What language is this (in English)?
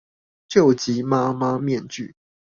Chinese